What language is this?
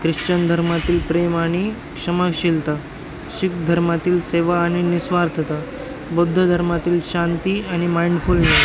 Marathi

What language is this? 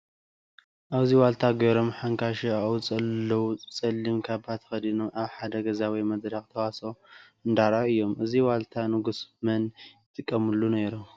Tigrinya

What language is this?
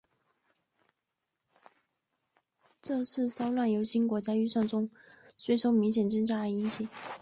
Chinese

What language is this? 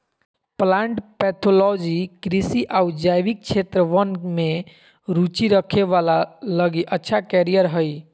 Magahi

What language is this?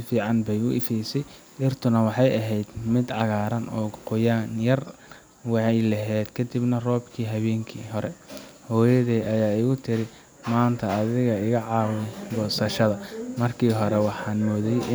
Somali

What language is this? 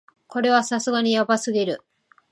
Japanese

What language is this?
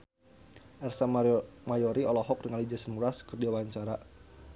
Sundanese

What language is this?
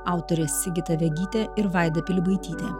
Lithuanian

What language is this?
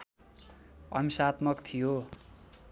Nepali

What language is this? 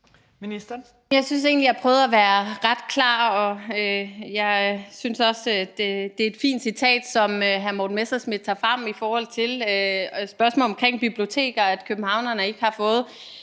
Danish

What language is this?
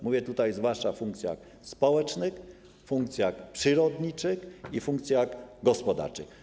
Polish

